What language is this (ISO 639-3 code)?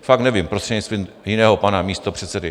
ces